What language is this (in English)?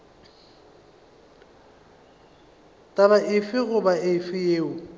Northern Sotho